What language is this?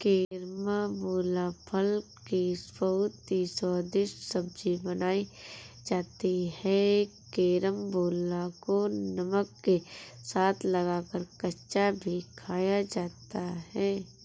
Hindi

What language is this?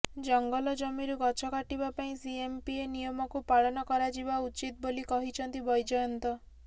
Odia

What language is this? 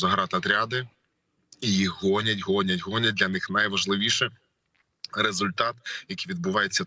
Ukrainian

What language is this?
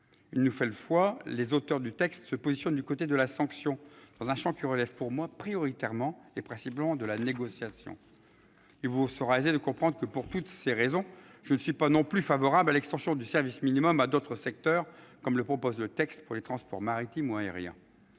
French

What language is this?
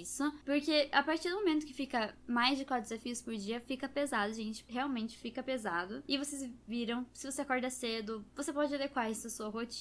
Portuguese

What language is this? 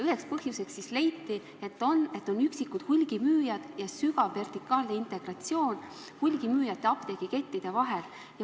Estonian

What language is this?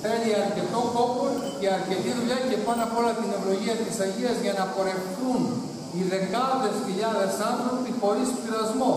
Greek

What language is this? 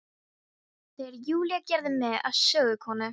Icelandic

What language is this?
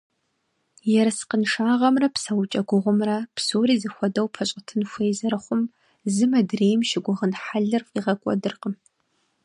Kabardian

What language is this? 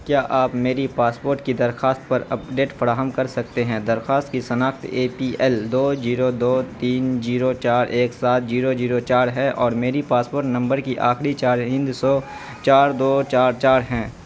Urdu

